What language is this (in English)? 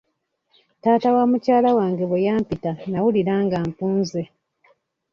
Ganda